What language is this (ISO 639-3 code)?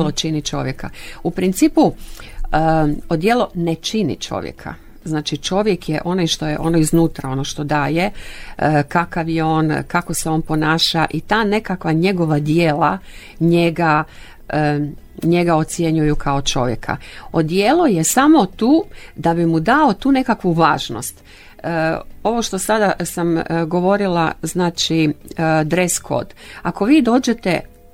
hrv